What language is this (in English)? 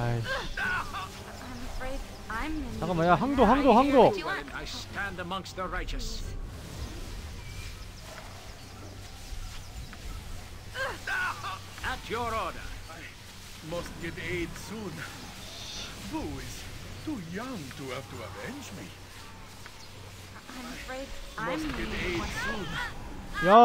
Korean